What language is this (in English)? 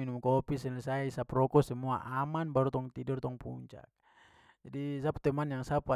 Papuan Malay